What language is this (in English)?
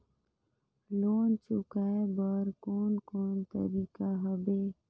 Chhattisgarhi